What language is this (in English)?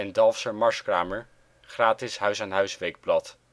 Dutch